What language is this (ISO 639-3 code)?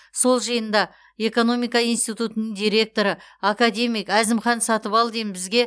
kaz